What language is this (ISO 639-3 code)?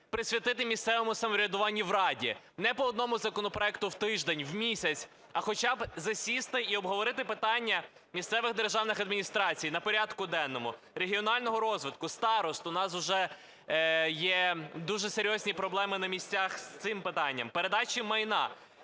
ukr